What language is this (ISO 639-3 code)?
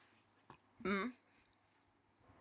eng